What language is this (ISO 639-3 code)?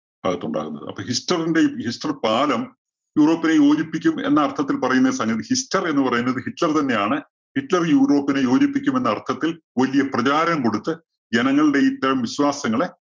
mal